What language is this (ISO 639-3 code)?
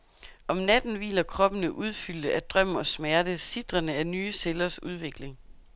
dan